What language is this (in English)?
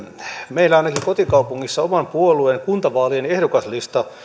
Finnish